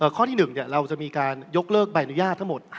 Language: Thai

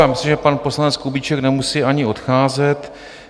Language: Czech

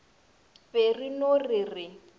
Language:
Northern Sotho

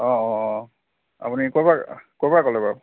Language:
Assamese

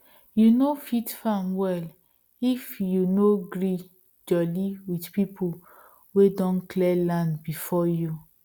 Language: Nigerian Pidgin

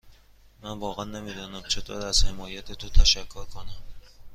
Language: Persian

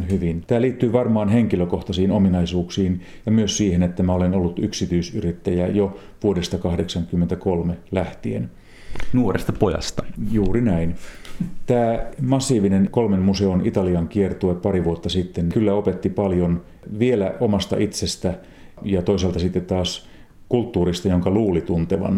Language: Finnish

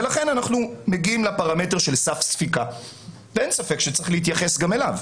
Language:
Hebrew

